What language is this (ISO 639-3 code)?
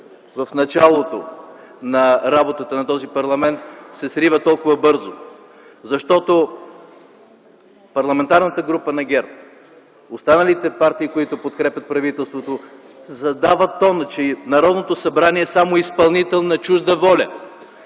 bul